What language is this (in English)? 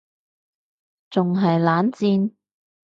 Cantonese